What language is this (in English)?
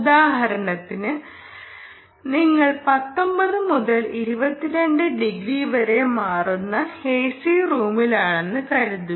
Malayalam